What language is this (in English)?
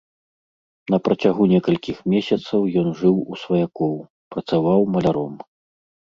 Belarusian